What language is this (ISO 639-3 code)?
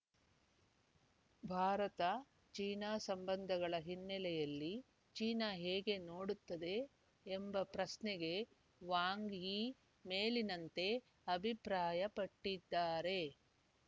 kan